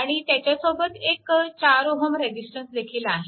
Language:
Marathi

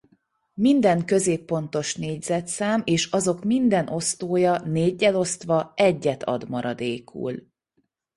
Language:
Hungarian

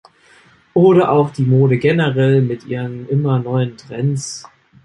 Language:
German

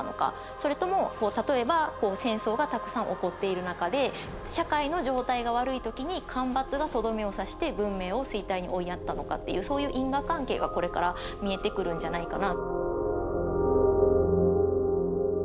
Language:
Japanese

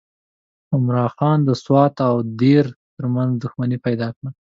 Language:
Pashto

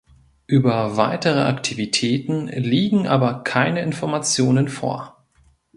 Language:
German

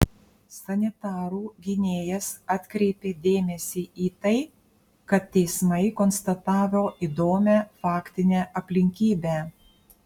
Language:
Lithuanian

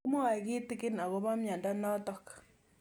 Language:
Kalenjin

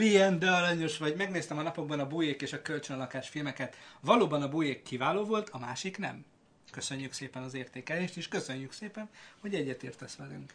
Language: Hungarian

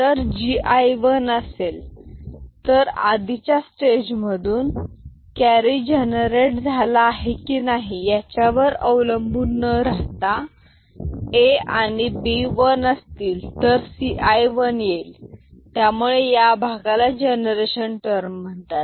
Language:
Marathi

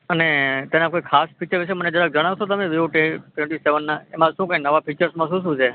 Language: Gujarati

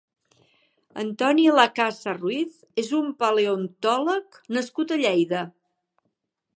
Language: Catalan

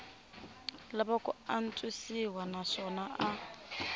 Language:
Tsonga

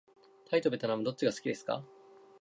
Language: Japanese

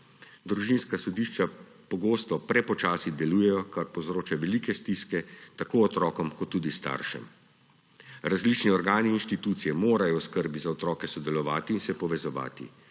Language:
Slovenian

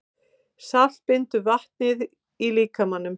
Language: Icelandic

